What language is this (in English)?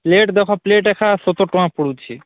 Odia